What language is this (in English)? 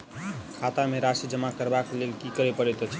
Maithili